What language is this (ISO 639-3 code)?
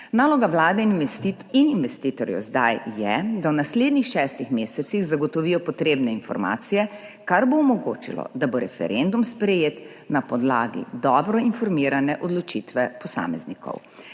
slv